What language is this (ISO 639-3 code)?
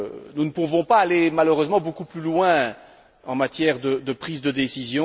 fra